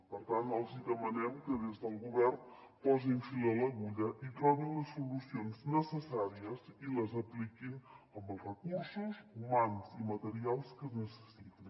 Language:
Catalan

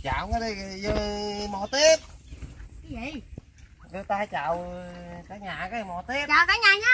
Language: Vietnamese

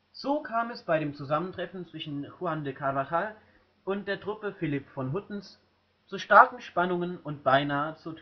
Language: German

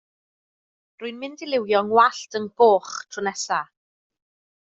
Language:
Welsh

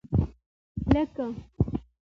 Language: Pashto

